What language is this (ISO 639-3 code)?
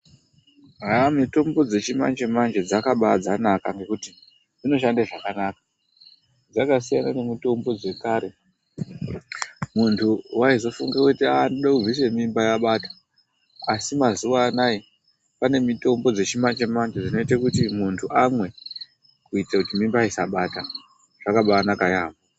ndc